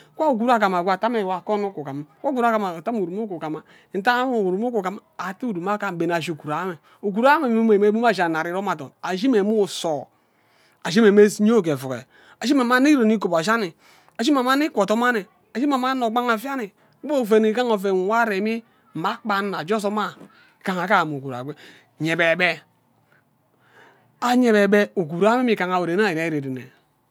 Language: Ubaghara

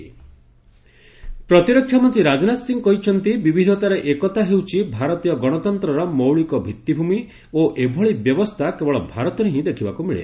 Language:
Odia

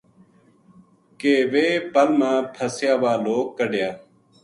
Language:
Gujari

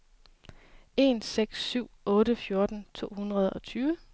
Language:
Danish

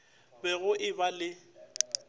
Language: Northern Sotho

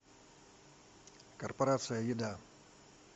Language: Russian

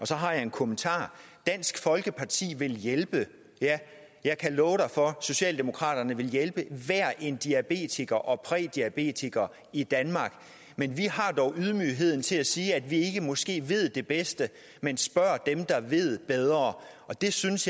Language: Danish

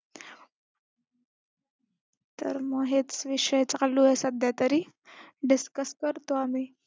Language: Marathi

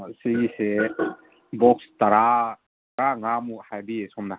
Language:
Manipuri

